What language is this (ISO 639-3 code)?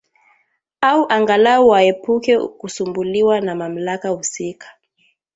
swa